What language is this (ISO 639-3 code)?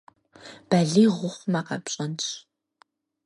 kbd